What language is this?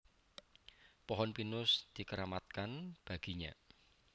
Javanese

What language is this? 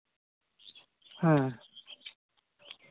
Santali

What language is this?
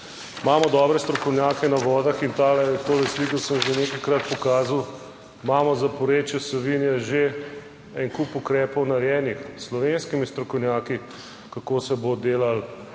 Slovenian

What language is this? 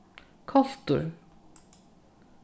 Faroese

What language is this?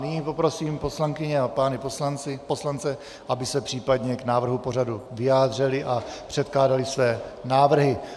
Czech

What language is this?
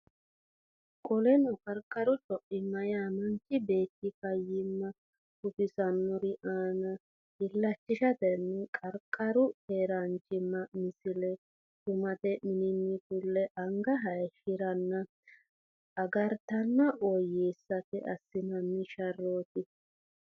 Sidamo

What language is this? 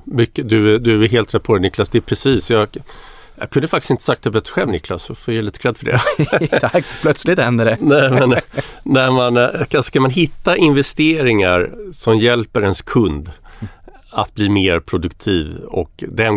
Swedish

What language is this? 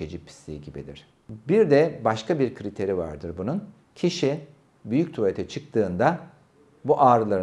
Turkish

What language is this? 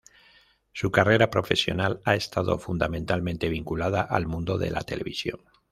Spanish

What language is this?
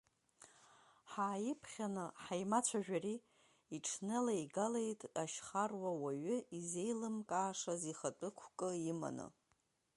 Abkhazian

